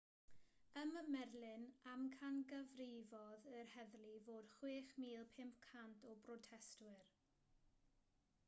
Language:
Welsh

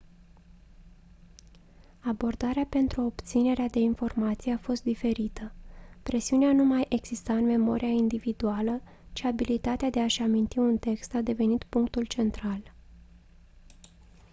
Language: Romanian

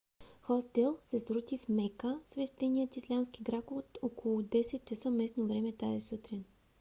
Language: Bulgarian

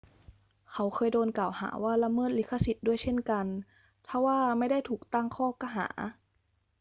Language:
Thai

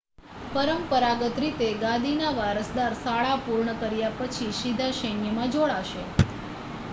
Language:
Gujarati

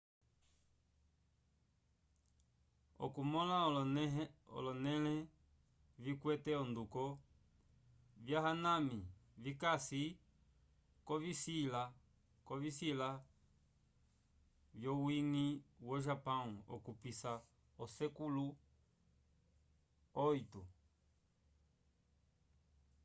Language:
Umbundu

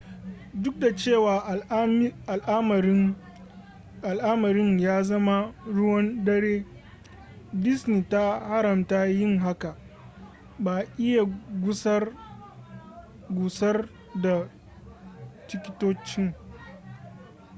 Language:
Hausa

